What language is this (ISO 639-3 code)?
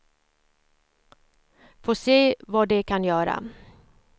swe